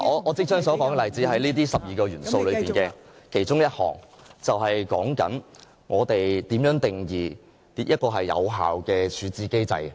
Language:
Cantonese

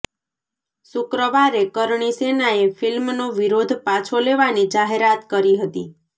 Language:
Gujarati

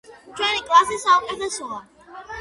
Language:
Georgian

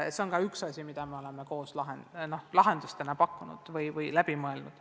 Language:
Estonian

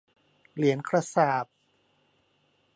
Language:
Thai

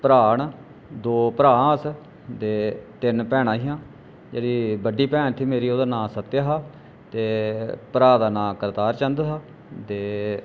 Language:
Dogri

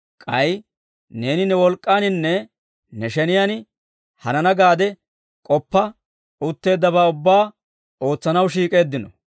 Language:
Dawro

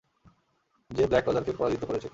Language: Bangla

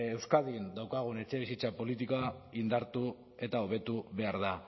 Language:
Basque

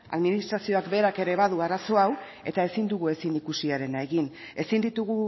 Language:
Basque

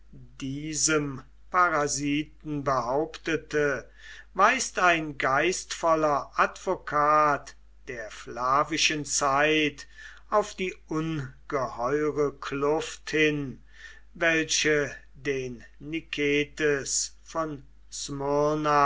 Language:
German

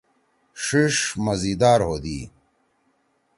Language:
Torwali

